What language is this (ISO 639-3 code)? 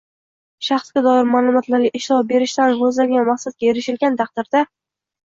uzb